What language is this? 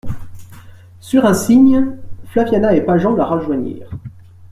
French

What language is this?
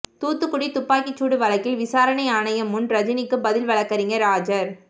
Tamil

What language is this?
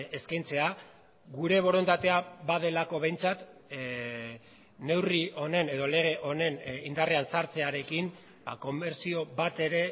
Basque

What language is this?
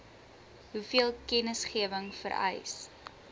Afrikaans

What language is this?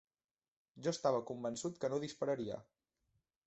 Catalan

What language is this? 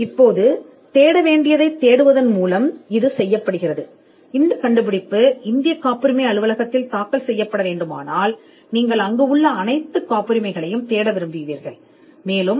Tamil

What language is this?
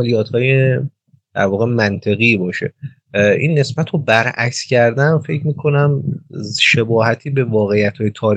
Persian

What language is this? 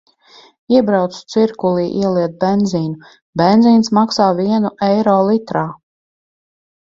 Latvian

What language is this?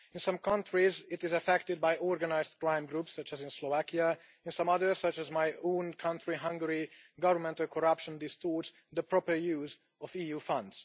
English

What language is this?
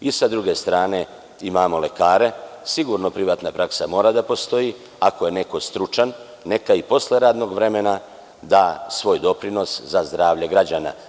Serbian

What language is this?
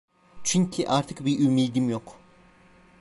Turkish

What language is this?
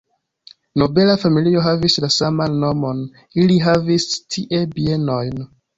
Esperanto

